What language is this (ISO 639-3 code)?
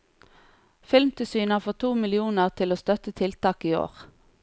nor